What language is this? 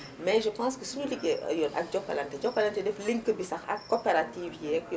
Wolof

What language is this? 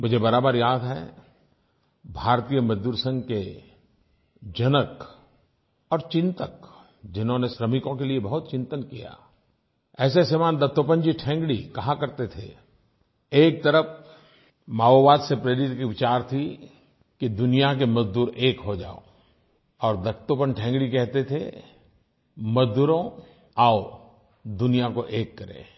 Hindi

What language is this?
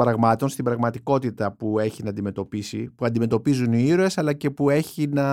Greek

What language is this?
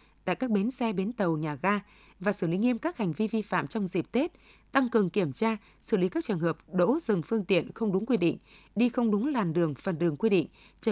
Vietnamese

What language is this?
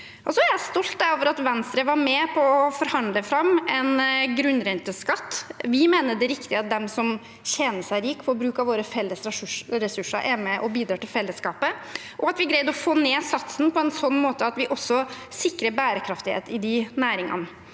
Norwegian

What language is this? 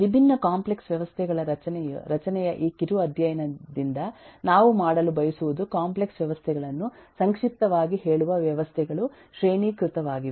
Kannada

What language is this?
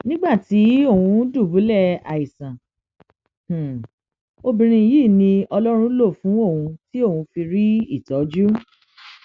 Yoruba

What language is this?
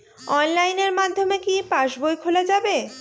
Bangla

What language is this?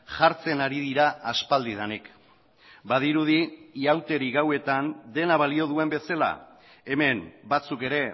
Basque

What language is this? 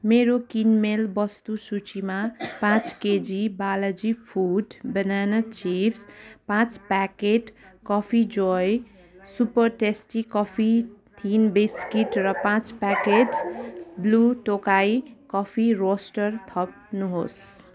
Nepali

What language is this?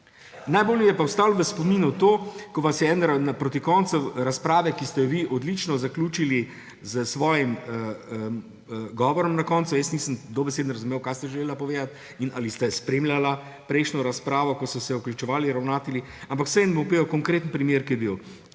Slovenian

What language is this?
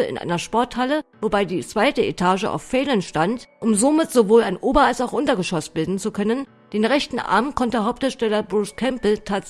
German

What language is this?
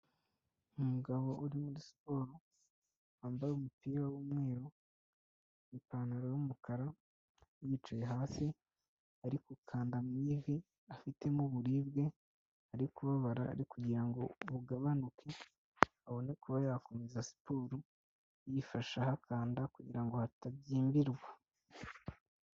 Kinyarwanda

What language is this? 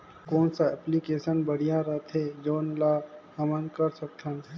Chhattisgarhi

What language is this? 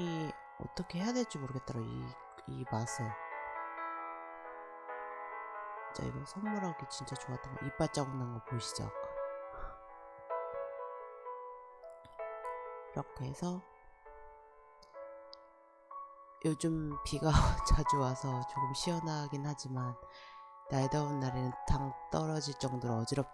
Korean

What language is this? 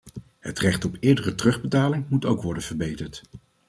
Dutch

